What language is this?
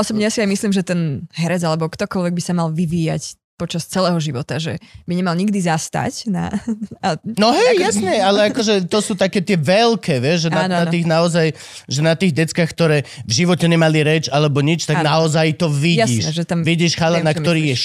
Slovak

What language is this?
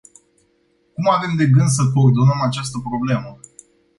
Romanian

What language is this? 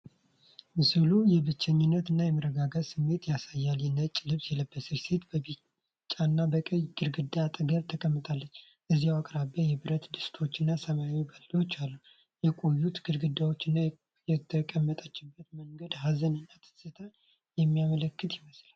Amharic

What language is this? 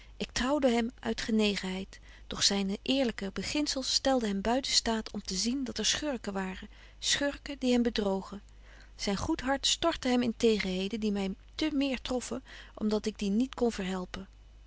Dutch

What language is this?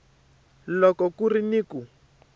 Tsonga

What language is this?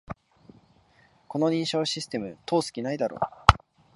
Japanese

